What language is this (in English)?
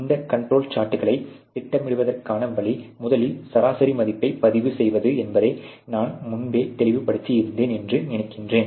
Tamil